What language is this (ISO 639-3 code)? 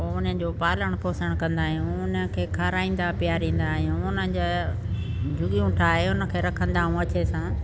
snd